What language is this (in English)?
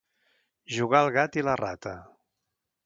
Catalan